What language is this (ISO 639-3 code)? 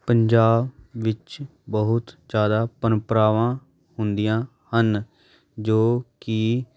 pan